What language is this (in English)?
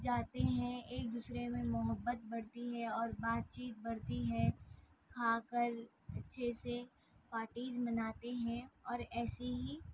Urdu